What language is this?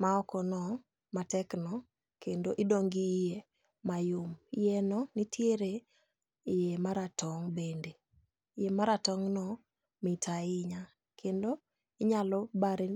Luo (Kenya and Tanzania)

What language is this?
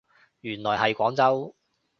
Cantonese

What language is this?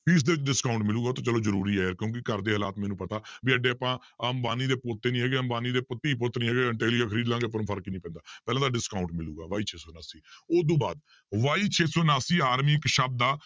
Punjabi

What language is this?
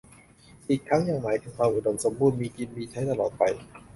Thai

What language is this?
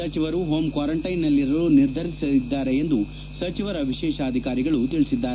Kannada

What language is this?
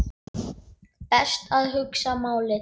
Icelandic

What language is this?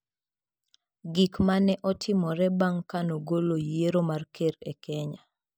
Luo (Kenya and Tanzania)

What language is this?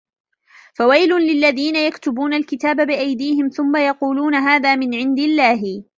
Arabic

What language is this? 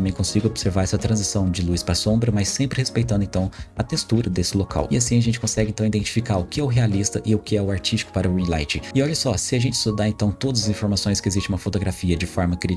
Portuguese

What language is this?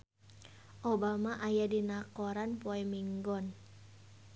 Sundanese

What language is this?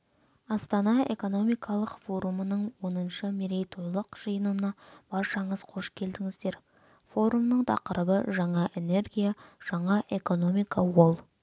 Kazakh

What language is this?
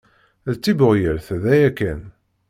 Kabyle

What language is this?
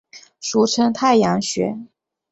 Chinese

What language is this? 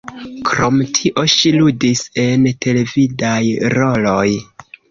Esperanto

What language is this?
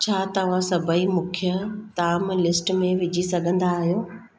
Sindhi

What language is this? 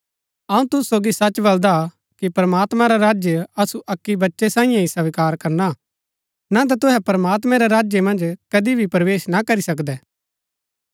Gaddi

